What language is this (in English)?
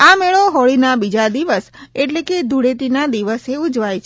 Gujarati